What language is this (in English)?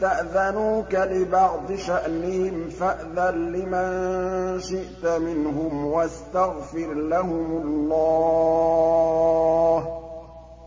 Arabic